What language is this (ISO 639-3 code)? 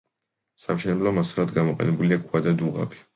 kat